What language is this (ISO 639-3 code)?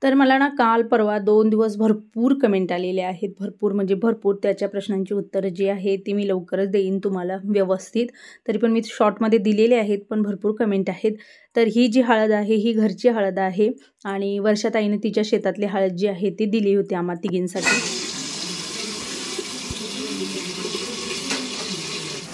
mar